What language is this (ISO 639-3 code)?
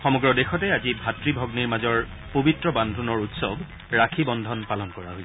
asm